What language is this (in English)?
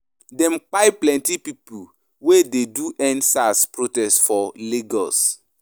Nigerian Pidgin